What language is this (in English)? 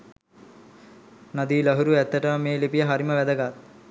Sinhala